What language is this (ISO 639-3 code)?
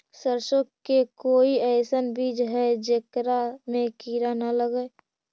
mag